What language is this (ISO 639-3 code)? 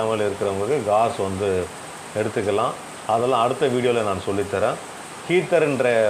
ron